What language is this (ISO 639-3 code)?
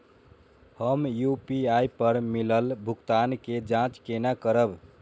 mai